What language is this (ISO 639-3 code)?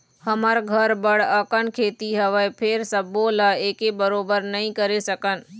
hne